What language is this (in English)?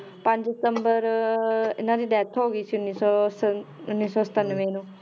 Punjabi